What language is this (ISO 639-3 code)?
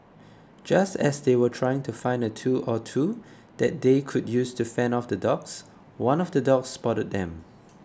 eng